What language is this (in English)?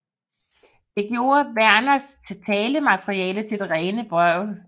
Danish